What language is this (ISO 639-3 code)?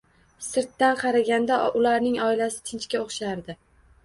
uzb